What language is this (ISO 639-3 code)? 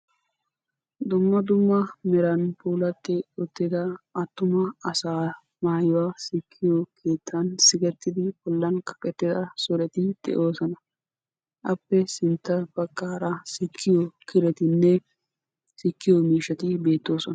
wal